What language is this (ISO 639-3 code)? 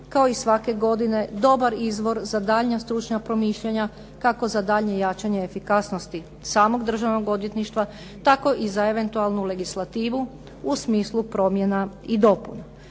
hrv